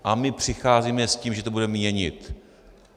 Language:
Czech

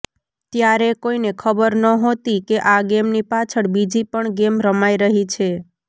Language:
Gujarati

